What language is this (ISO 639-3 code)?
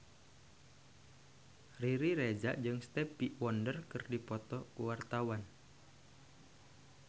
sun